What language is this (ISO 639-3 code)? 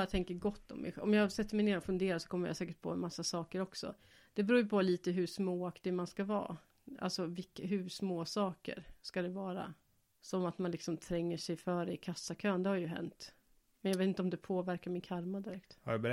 swe